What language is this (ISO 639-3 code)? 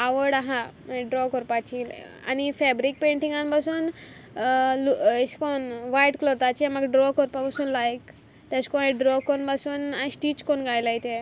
kok